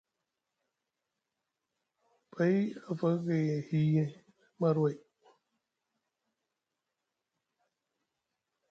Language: Musgu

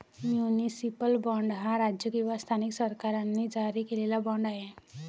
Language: Marathi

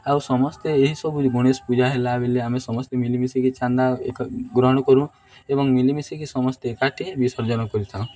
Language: Odia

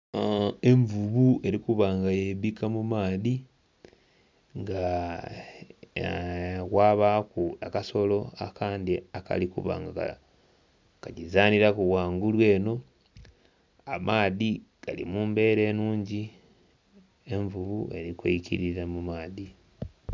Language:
Soga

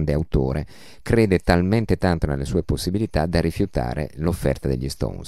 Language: Italian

